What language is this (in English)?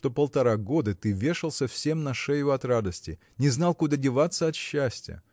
Russian